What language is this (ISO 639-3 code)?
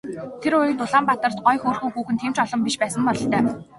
mon